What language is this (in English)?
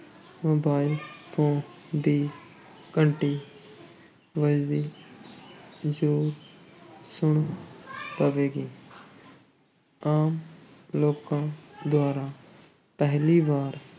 Punjabi